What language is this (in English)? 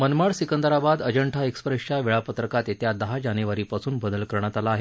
Marathi